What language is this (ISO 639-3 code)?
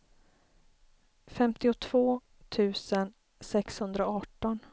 swe